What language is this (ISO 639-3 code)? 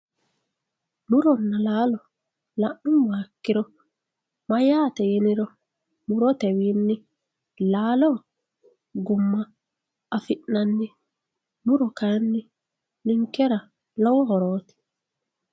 sid